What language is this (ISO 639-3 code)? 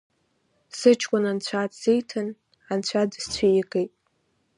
abk